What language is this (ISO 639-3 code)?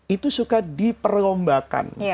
ind